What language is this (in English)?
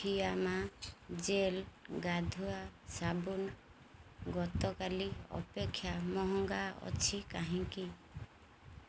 Odia